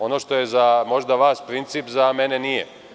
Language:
Serbian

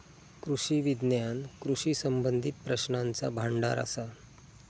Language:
Marathi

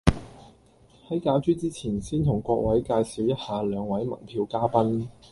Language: Cantonese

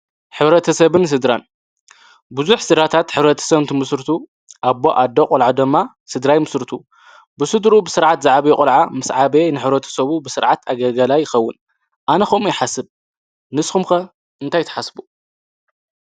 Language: Tigrinya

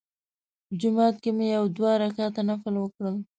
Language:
Pashto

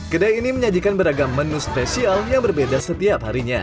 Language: Indonesian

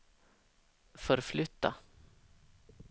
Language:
Swedish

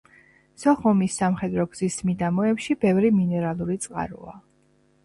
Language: Georgian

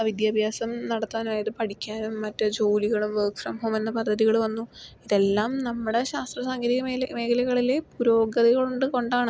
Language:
Malayalam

